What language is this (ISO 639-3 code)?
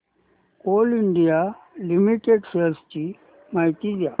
mar